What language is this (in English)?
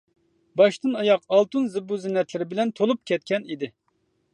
Uyghur